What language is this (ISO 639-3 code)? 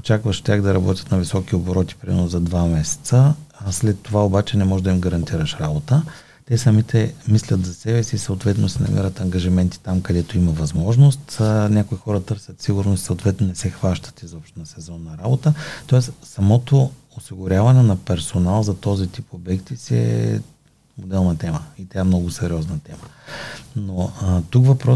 bul